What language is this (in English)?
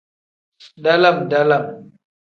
Tem